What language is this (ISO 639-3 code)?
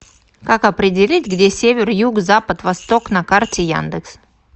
rus